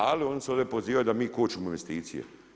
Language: Croatian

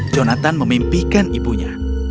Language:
Indonesian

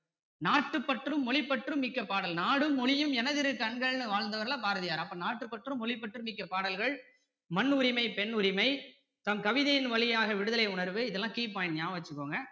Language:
Tamil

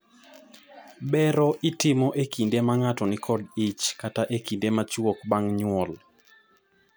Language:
Luo (Kenya and Tanzania)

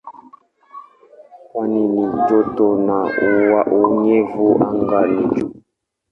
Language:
Swahili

